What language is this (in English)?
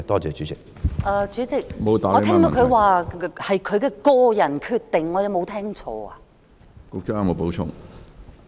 Cantonese